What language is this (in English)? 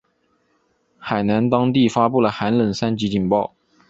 Chinese